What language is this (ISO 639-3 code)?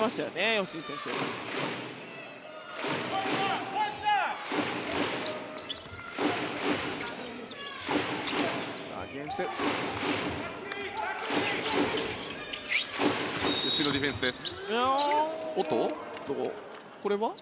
jpn